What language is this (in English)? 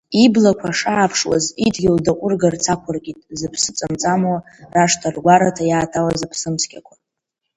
Abkhazian